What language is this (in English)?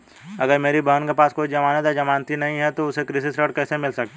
Hindi